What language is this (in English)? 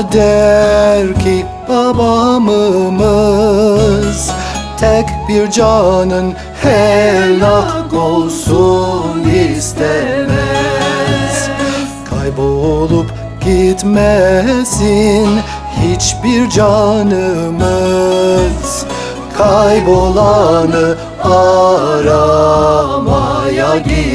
Turkish